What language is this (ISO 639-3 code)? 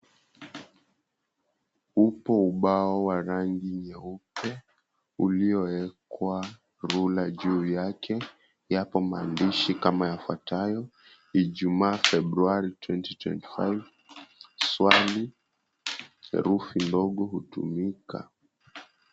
swa